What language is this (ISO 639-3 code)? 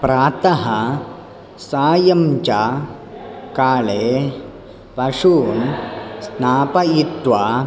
san